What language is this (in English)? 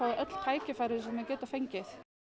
Icelandic